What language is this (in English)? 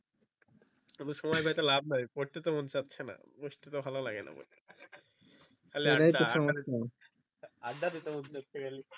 Bangla